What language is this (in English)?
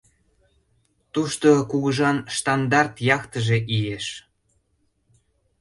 Mari